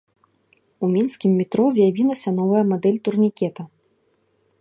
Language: Belarusian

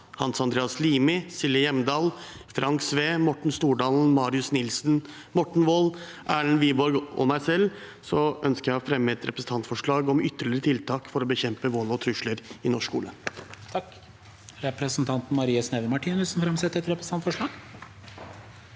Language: Norwegian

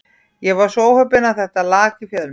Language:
Icelandic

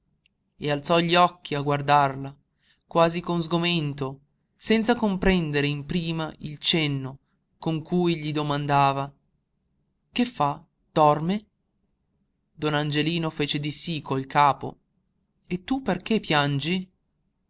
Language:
Italian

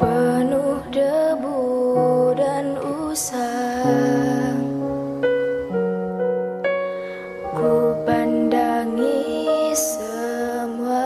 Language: Vietnamese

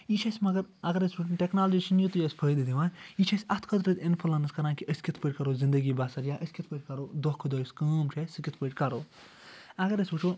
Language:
Kashmiri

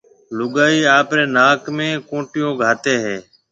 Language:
Marwari (Pakistan)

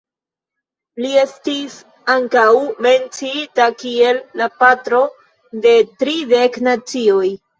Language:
Esperanto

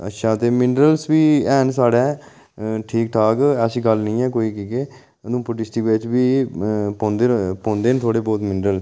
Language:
Dogri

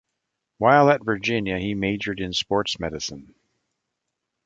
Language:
English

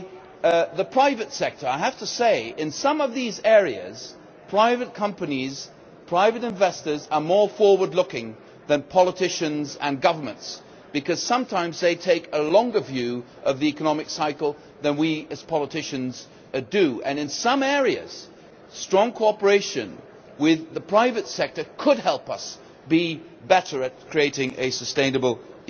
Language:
English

